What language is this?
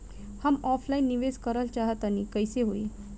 Bhojpuri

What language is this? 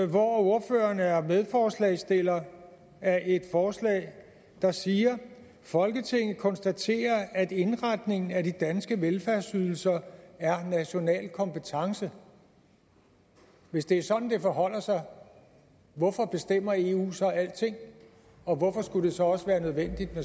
Danish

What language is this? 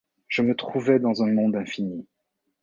French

